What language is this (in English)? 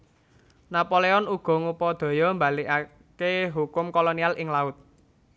Javanese